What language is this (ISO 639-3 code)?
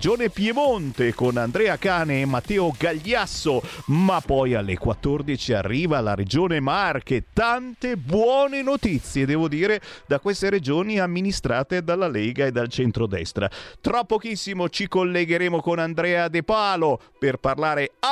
ita